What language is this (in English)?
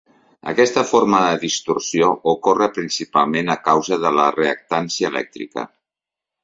Catalan